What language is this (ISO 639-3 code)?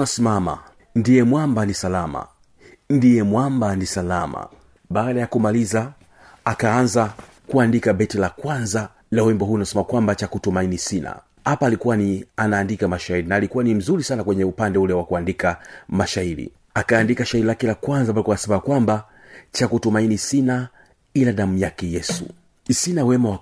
swa